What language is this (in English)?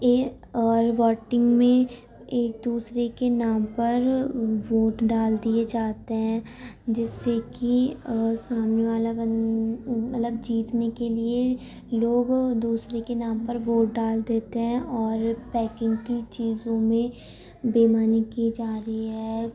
Urdu